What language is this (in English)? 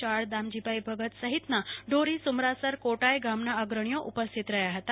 Gujarati